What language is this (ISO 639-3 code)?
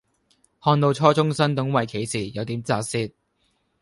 yue